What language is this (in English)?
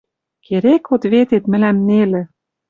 Western Mari